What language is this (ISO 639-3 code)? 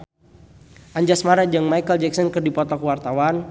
sun